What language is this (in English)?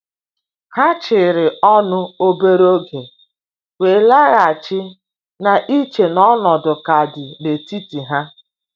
Igbo